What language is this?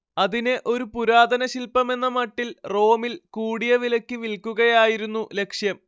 Malayalam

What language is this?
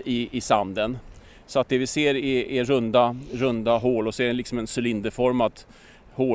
Swedish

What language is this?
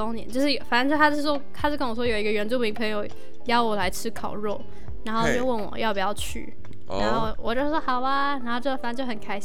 Chinese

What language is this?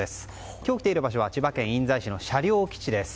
Japanese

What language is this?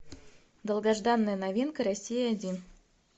Russian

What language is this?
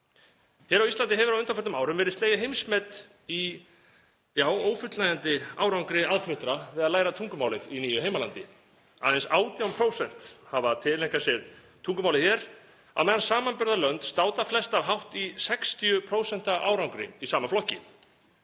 Icelandic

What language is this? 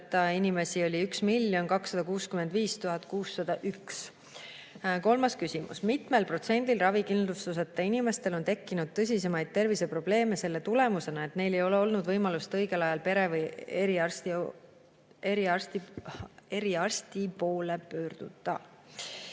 Estonian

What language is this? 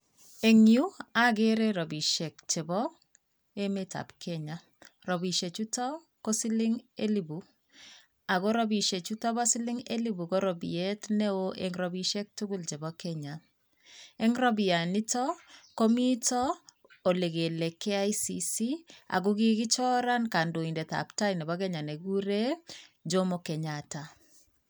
Kalenjin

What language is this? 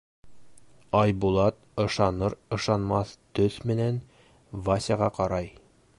Bashkir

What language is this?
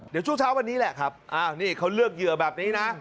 Thai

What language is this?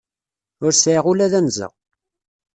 Kabyle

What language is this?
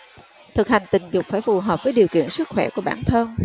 Vietnamese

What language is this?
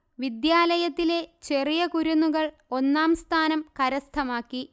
Malayalam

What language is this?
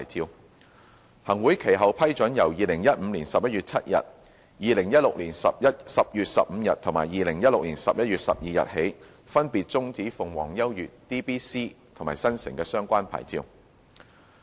Cantonese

